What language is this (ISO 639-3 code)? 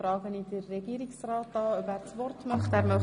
gsw